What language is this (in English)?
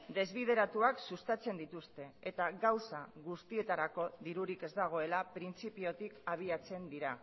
Basque